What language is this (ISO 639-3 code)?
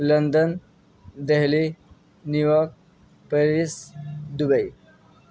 urd